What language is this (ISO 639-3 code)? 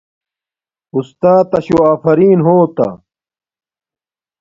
dmk